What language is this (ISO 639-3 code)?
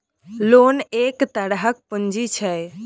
mai